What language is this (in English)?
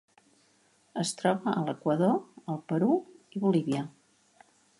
Catalan